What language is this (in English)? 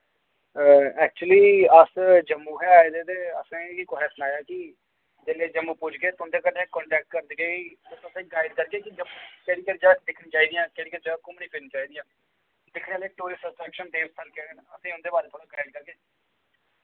Dogri